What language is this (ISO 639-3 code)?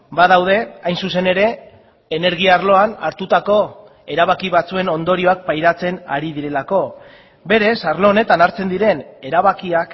eus